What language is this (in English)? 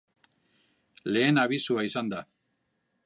Basque